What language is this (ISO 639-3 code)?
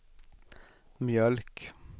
swe